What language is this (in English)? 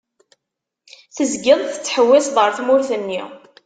Kabyle